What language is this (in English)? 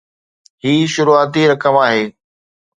Sindhi